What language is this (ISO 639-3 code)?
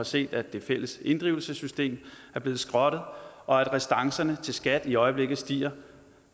dan